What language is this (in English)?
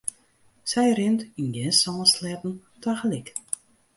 Western Frisian